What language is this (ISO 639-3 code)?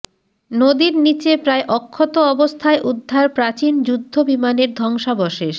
ben